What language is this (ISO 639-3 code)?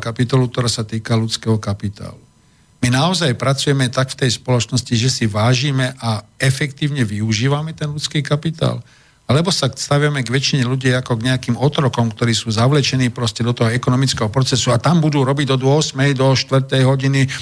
slk